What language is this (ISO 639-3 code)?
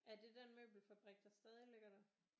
dan